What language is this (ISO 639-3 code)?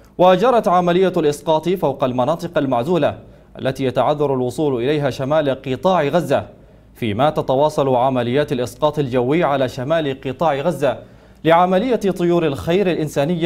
ara